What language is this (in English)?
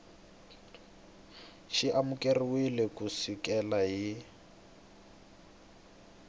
Tsonga